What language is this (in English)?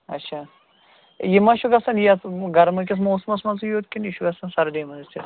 Kashmiri